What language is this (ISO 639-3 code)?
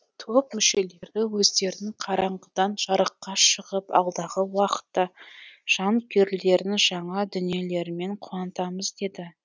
kaz